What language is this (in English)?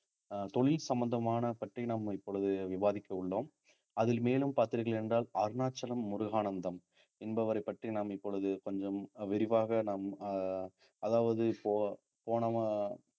Tamil